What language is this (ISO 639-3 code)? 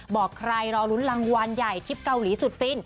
tha